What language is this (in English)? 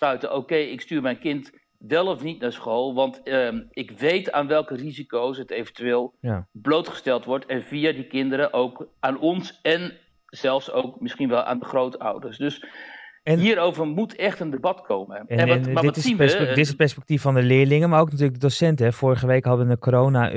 Dutch